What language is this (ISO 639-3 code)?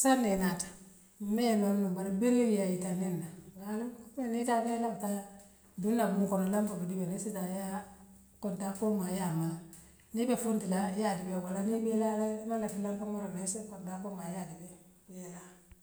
mlq